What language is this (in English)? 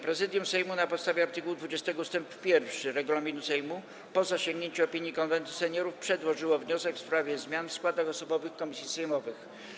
Polish